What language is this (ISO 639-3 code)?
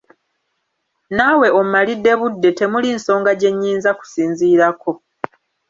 lug